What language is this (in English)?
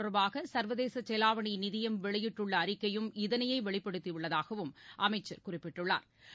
Tamil